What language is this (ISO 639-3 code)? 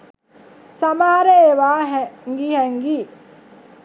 sin